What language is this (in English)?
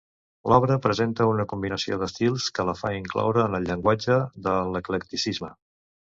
Catalan